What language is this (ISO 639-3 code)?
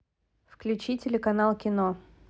rus